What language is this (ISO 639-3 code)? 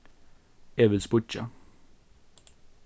fao